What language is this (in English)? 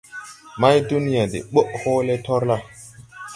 Tupuri